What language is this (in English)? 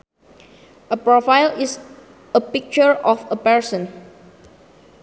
Sundanese